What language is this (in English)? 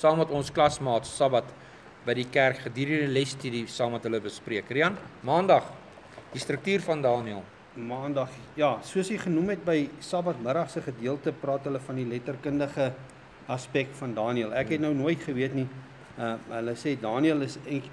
Dutch